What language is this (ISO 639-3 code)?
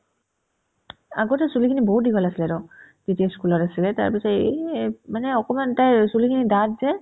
asm